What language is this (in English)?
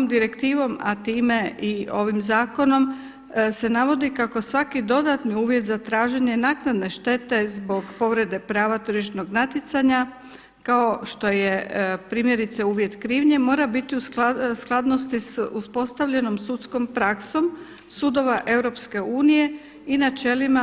Croatian